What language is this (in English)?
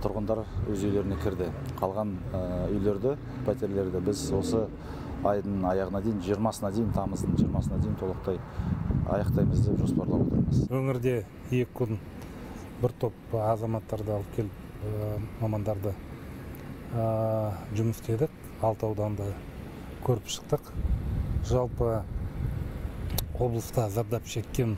Russian